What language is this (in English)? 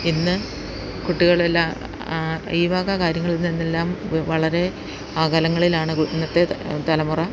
Malayalam